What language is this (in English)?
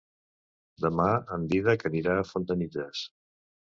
Catalan